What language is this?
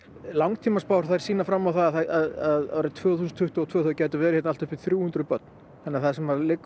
Icelandic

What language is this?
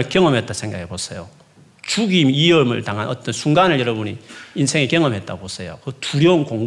Korean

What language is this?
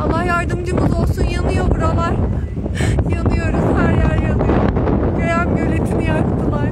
Turkish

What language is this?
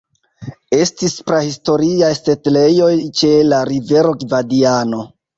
Esperanto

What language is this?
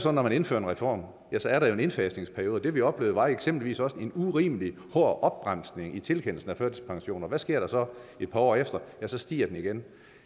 Danish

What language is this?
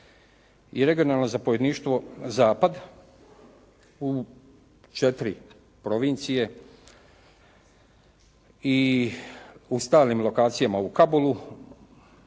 Croatian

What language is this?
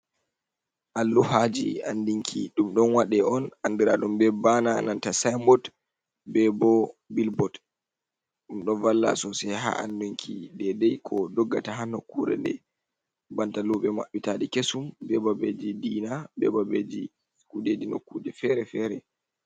Fula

